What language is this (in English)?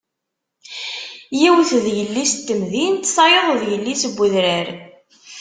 Kabyle